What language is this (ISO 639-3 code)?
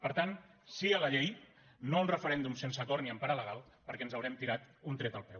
cat